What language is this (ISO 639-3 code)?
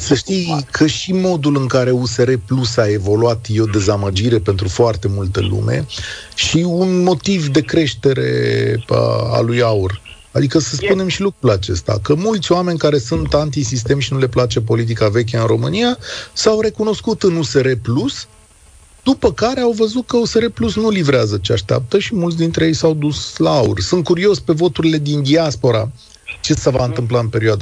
ron